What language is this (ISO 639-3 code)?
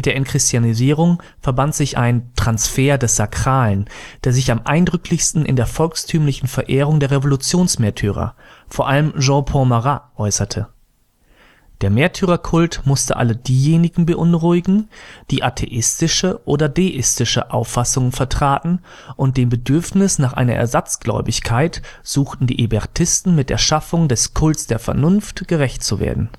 deu